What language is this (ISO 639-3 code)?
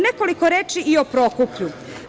srp